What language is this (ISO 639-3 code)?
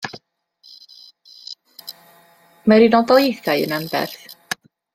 cym